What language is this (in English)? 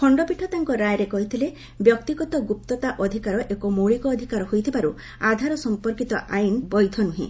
Odia